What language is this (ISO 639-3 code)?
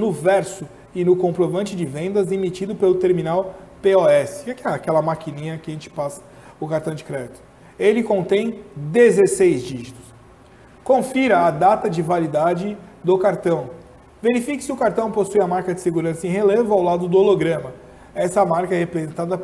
por